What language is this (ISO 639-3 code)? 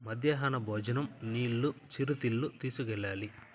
tel